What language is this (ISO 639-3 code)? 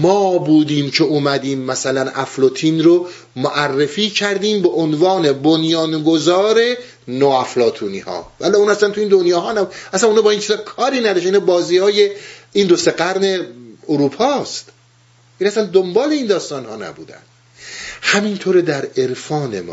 fas